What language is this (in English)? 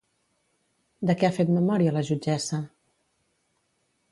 Catalan